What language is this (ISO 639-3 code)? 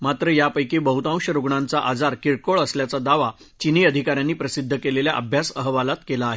mar